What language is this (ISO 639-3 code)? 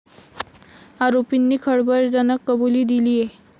mar